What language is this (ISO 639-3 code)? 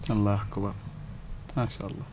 wol